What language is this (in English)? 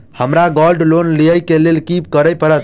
Maithili